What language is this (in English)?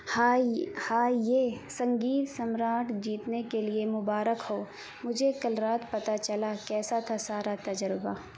Urdu